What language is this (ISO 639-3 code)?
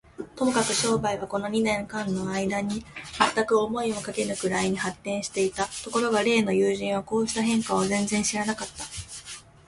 jpn